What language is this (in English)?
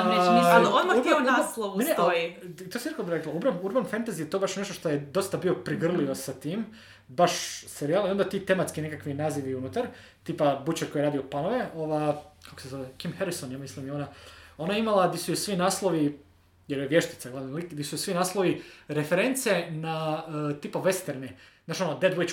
Croatian